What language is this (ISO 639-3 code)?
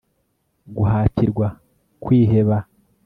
kin